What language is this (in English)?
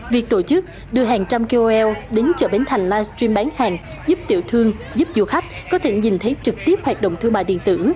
Vietnamese